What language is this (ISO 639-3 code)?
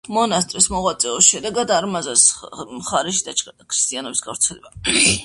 kat